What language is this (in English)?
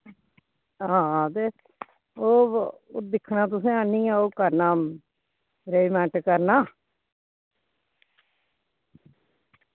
Dogri